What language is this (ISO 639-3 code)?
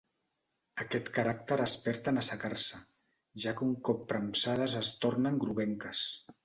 cat